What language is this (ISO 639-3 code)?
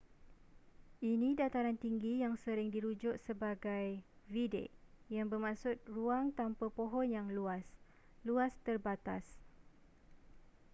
msa